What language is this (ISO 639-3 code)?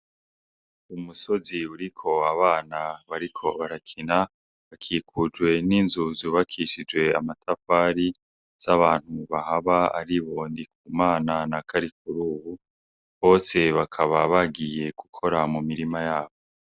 run